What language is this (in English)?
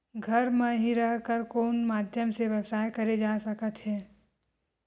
Chhattisgarhi